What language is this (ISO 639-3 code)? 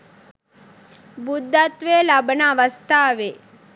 sin